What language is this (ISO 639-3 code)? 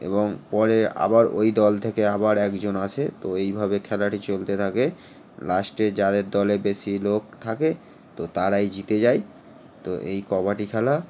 ben